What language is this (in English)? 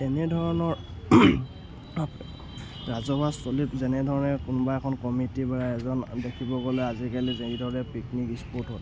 Assamese